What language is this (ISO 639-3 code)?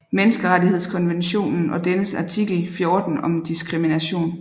dan